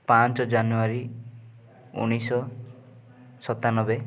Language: Odia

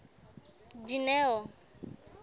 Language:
Southern Sotho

